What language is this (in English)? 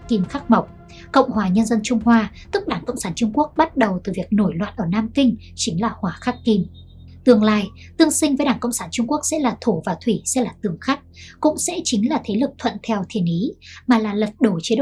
Vietnamese